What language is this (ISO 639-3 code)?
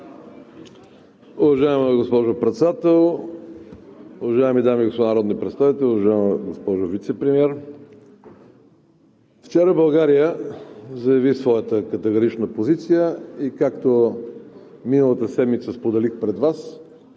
bul